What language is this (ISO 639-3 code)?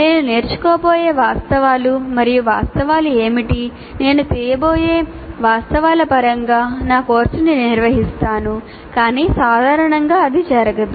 tel